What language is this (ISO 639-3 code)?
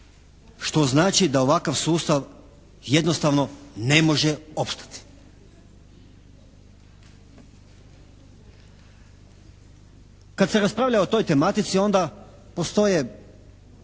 hrv